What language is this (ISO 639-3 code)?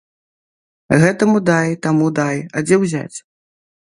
bel